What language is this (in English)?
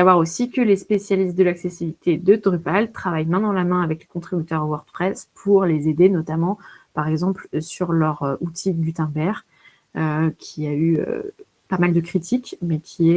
French